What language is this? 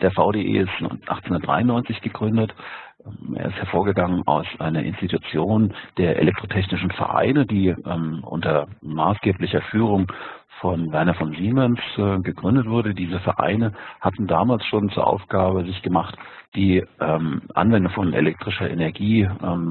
German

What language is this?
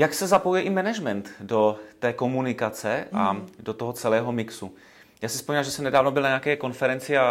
Czech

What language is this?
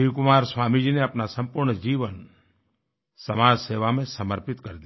Hindi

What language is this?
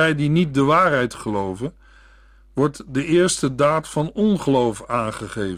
Dutch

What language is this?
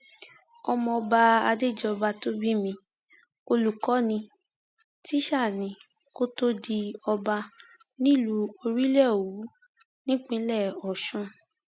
Yoruba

